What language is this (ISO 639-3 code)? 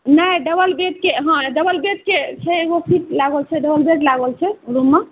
mai